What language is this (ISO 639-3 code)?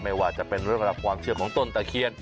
tha